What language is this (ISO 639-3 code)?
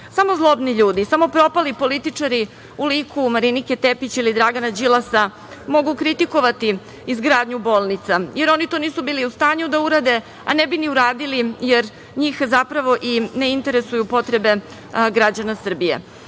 srp